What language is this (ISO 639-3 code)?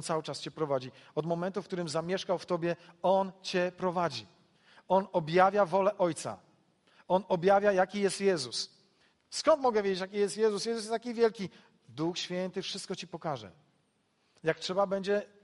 pol